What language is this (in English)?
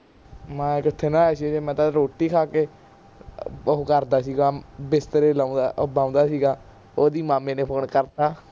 Punjabi